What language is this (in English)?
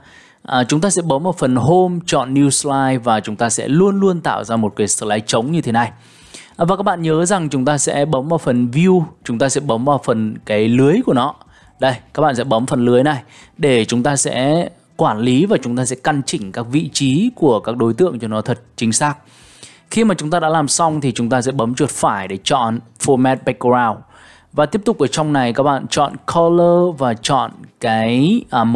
Vietnamese